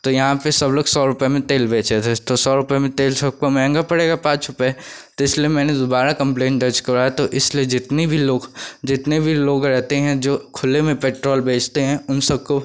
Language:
Hindi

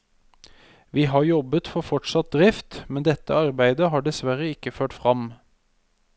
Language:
Norwegian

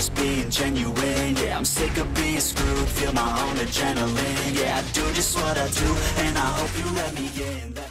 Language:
English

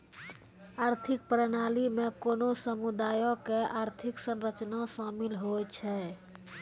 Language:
Maithili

